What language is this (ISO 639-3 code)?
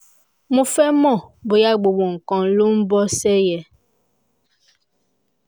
yor